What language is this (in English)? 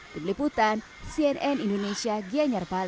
Indonesian